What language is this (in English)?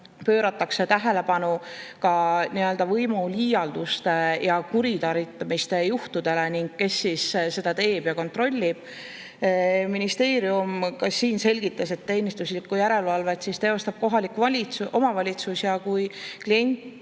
Estonian